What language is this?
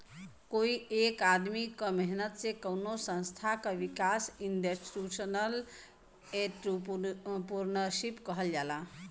Bhojpuri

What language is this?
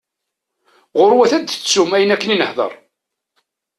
Kabyle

